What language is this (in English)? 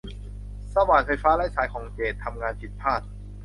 Thai